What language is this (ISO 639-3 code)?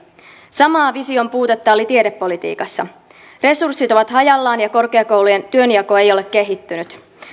fin